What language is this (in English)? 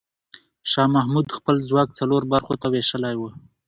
Pashto